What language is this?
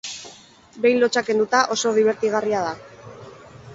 Basque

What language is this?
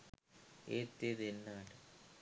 Sinhala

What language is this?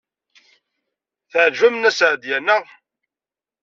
Kabyle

